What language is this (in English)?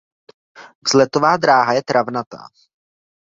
Czech